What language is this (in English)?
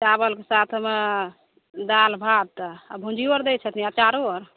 Maithili